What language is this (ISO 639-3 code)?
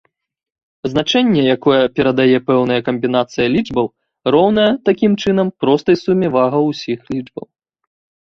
bel